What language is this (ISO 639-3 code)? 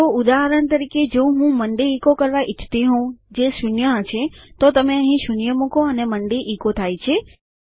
guj